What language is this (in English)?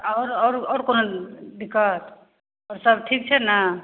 Maithili